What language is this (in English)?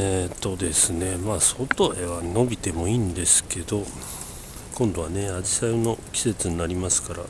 Japanese